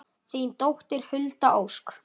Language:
Icelandic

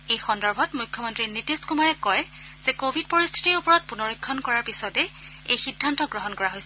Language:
Assamese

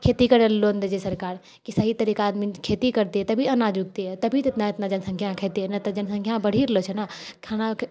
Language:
Maithili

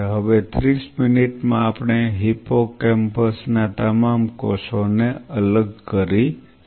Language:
Gujarati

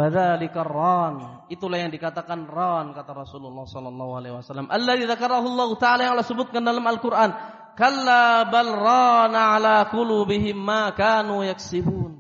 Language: Indonesian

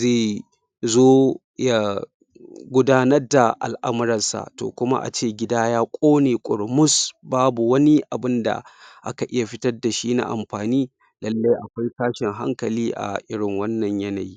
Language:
Hausa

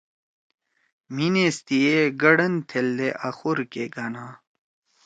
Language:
Torwali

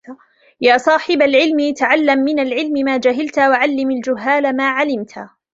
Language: Arabic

